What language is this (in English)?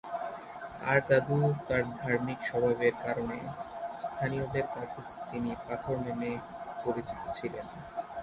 Bangla